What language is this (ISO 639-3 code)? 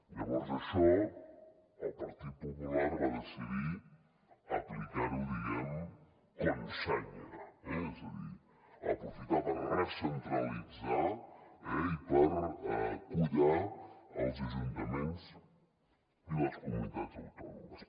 cat